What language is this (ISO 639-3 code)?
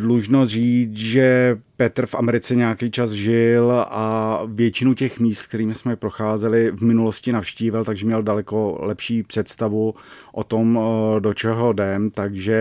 ces